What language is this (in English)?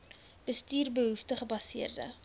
Afrikaans